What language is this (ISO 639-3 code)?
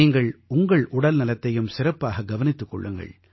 tam